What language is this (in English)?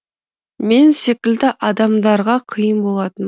Kazakh